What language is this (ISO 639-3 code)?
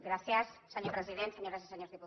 cat